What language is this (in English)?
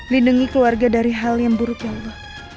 Indonesian